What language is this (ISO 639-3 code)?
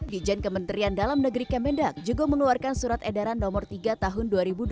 ind